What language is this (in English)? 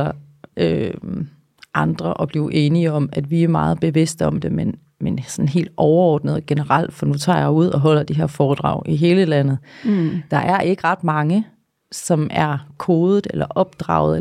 Danish